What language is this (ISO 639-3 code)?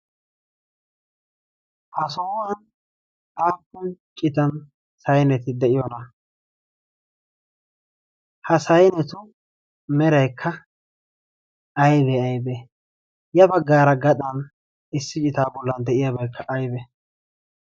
wal